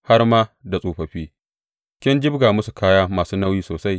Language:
Hausa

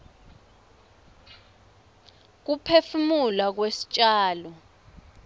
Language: Swati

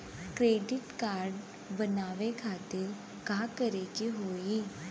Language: Bhojpuri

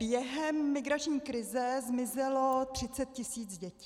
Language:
Czech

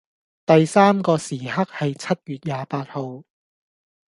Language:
Cantonese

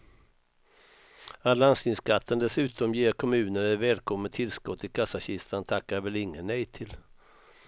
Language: Swedish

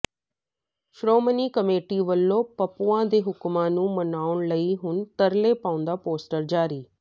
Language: Punjabi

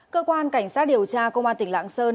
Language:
Vietnamese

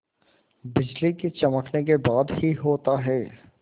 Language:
Hindi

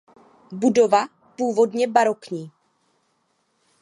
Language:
Czech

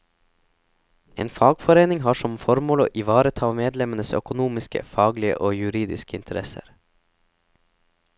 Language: Norwegian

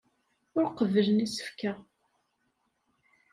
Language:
Kabyle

